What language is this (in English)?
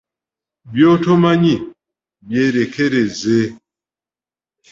Ganda